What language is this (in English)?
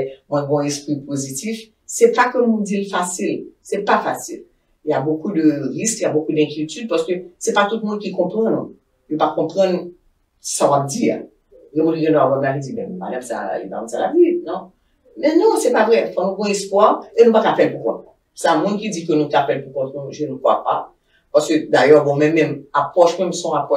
French